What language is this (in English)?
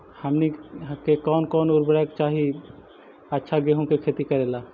Magahi